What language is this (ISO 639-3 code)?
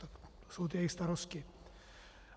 ces